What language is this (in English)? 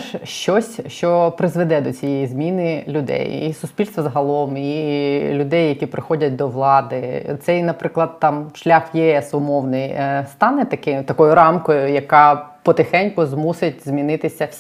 Ukrainian